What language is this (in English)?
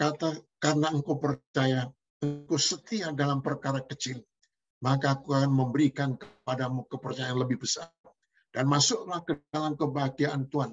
Indonesian